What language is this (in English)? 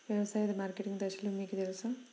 Telugu